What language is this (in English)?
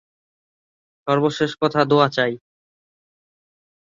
Bangla